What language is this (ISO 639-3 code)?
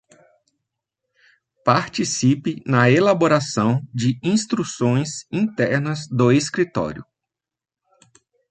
por